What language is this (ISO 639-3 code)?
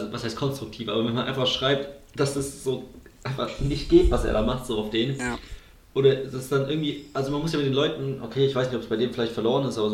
deu